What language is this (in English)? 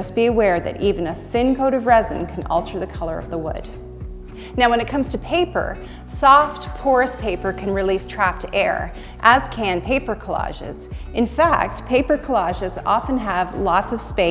English